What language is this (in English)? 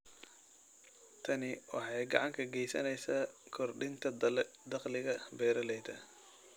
Somali